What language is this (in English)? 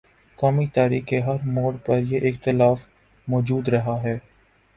Urdu